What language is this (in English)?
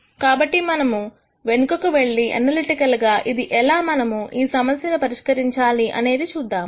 Telugu